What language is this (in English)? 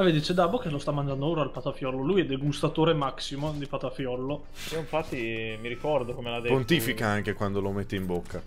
Italian